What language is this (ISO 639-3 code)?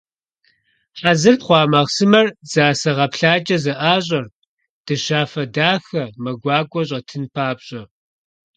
kbd